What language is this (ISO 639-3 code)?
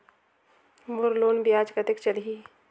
hne